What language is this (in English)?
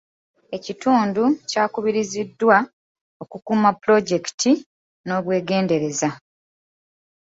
Ganda